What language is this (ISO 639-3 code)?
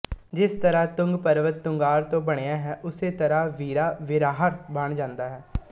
pan